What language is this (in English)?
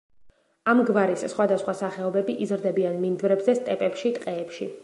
Georgian